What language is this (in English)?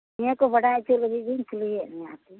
Santali